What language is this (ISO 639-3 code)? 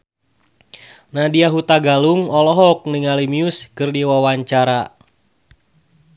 sun